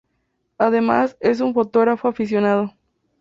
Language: Spanish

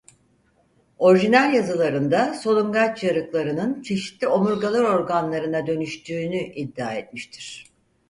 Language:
Turkish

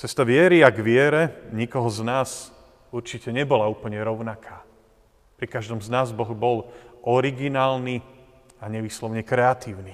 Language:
Slovak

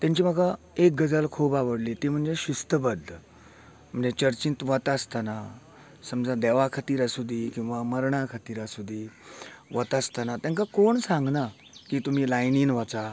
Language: Konkani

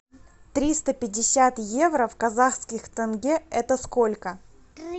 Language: Russian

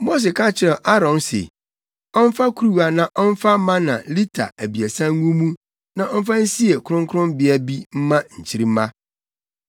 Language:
Akan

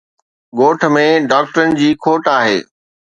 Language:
Sindhi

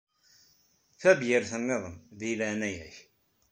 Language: Kabyle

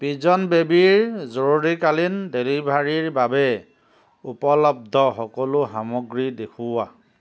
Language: Assamese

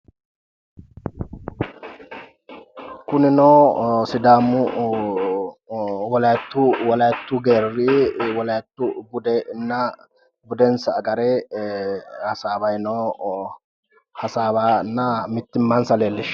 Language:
Sidamo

